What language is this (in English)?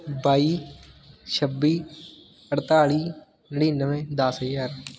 Punjabi